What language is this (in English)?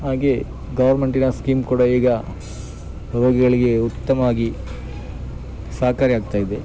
Kannada